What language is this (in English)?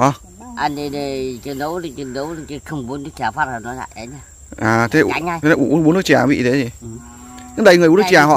Vietnamese